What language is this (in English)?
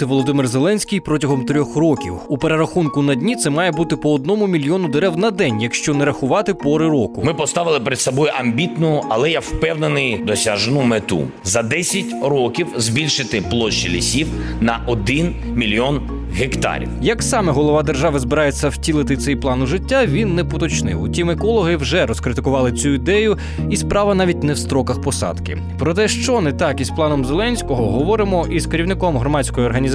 Ukrainian